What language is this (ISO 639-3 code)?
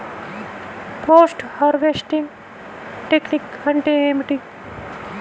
tel